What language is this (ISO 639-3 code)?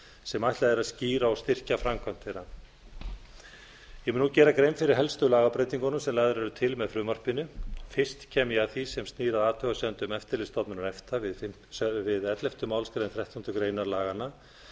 isl